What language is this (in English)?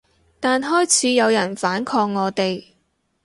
Cantonese